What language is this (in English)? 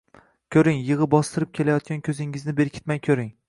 Uzbek